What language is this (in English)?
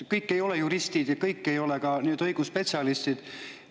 Estonian